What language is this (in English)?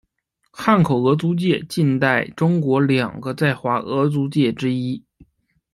Chinese